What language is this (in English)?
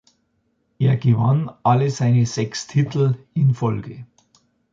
German